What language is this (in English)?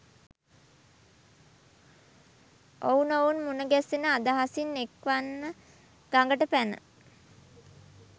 Sinhala